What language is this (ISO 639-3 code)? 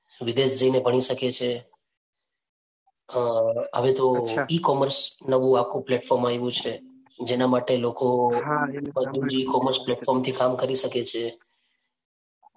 guj